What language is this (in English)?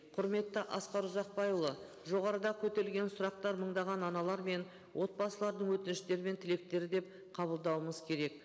Kazakh